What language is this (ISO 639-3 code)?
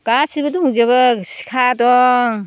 brx